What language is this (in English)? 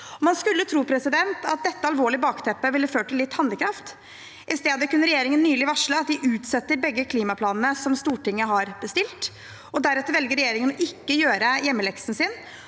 Norwegian